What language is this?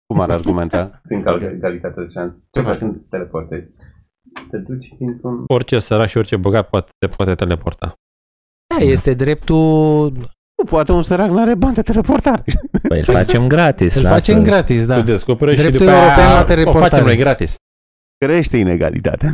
Romanian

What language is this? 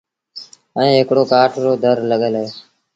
Sindhi Bhil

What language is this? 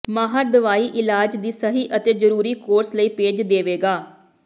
Punjabi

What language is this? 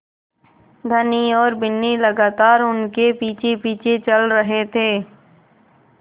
Hindi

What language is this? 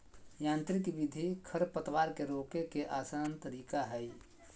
Magahi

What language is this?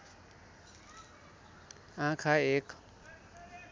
Nepali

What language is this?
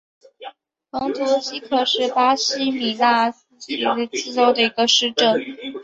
Chinese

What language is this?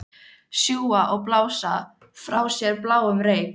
Icelandic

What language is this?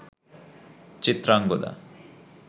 Bangla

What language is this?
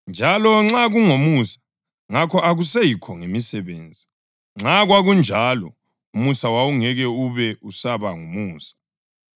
North Ndebele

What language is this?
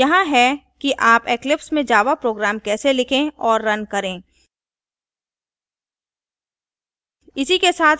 Hindi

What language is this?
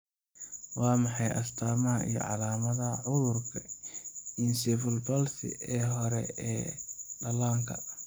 Somali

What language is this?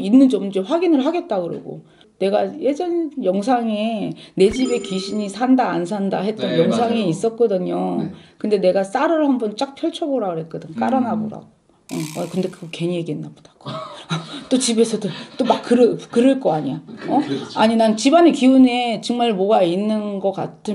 Korean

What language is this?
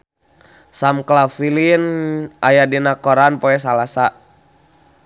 Sundanese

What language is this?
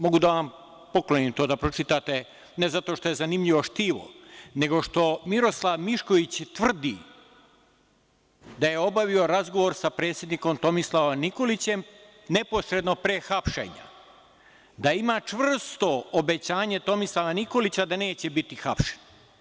Serbian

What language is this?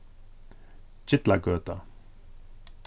Faroese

